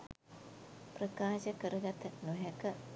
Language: Sinhala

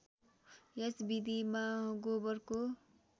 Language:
Nepali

